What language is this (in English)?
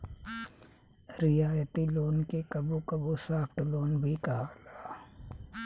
Bhojpuri